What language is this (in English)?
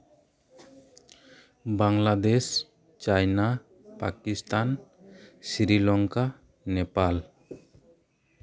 Santali